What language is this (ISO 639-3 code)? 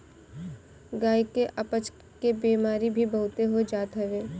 bho